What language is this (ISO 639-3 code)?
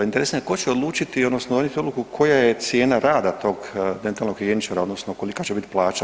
hrv